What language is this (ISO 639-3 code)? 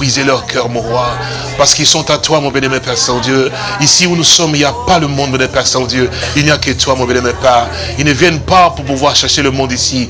fra